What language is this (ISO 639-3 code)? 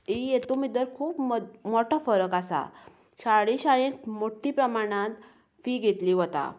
kok